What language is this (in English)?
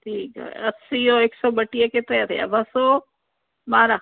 Sindhi